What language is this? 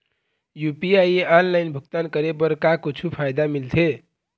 Chhattisgarhi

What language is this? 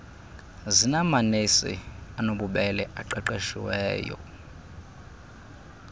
Xhosa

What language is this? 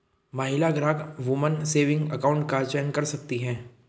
Hindi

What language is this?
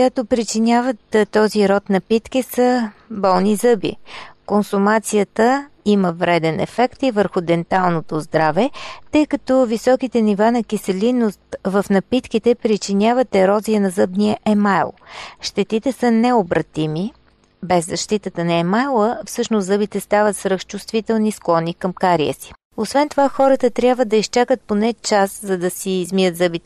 Bulgarian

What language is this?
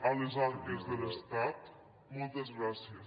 Catalan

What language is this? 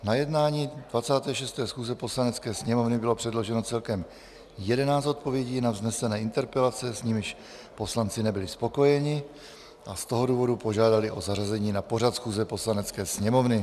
Czech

